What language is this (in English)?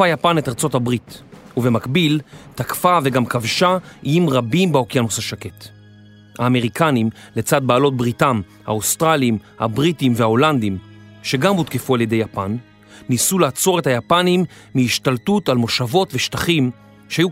Hebrew